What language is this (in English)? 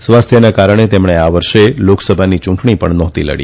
Gujarati